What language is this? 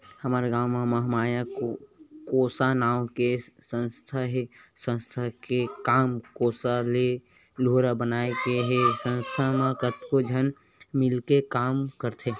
Chhattisgarhi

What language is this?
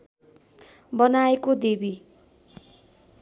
Nepali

